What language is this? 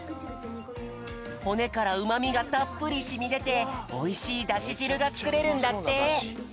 Japanese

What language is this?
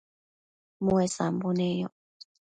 Matsés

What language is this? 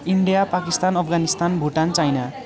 Nepali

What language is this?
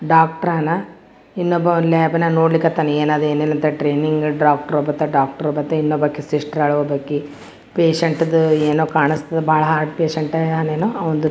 Kannada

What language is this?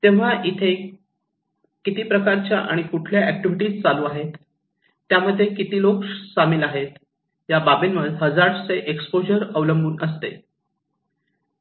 Marathi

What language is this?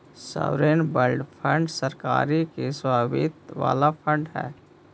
Magahi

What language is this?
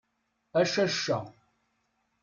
Kabyle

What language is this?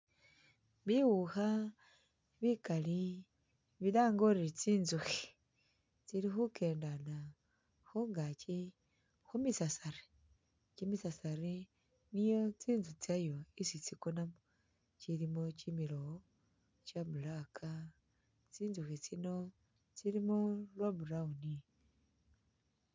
Masaaba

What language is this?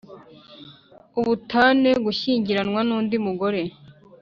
Kinyarwanda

